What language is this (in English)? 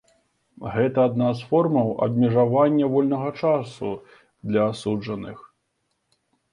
Belarusian